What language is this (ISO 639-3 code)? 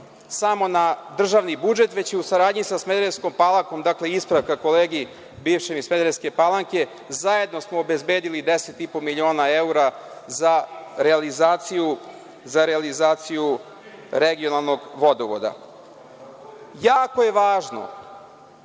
srp